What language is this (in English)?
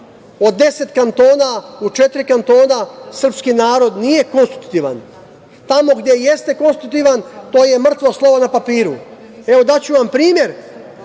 Serbian